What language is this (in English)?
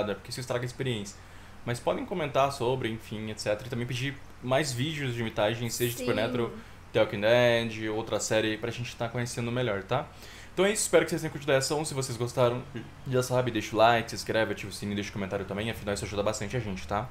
Portuguese